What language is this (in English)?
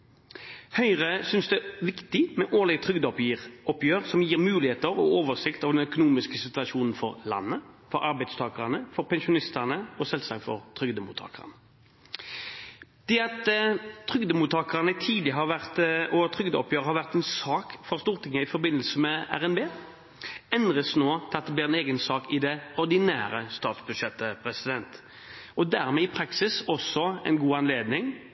Norwegian Bokmål